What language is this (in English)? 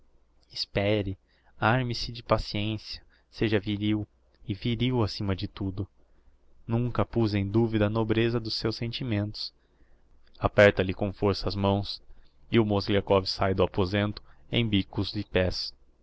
Portuguese